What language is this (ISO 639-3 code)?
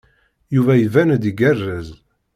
kab